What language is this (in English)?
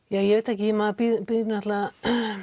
Icelandic